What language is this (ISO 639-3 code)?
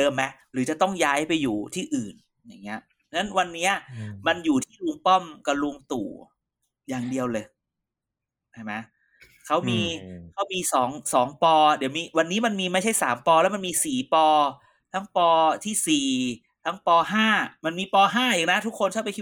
tha